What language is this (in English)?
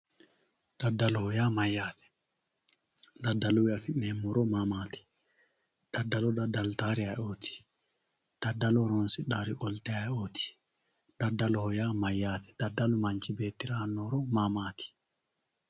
Sidamo